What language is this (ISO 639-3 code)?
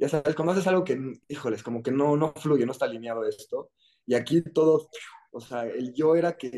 spa